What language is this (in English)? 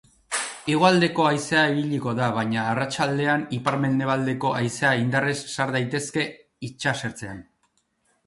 Basque